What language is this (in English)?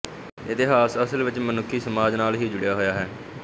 Punjabi